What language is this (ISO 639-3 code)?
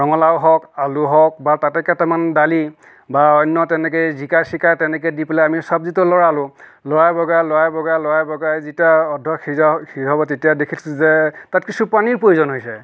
asm